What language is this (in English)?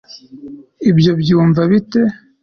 Kinyarwanda